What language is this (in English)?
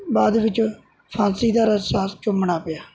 Punjabi